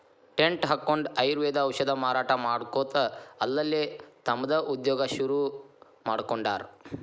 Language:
Kannada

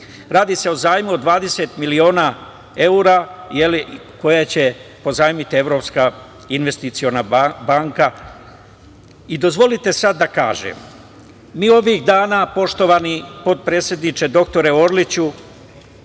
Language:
Serbian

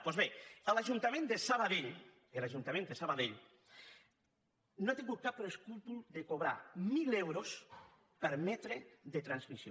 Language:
Catalan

